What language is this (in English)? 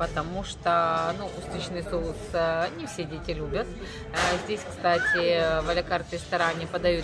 Russian